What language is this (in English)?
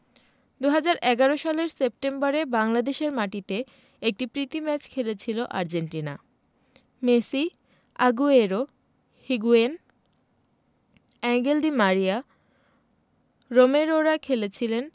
Bangla